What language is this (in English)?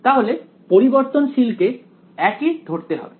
Bangla